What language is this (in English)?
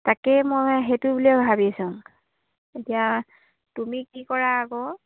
Assamese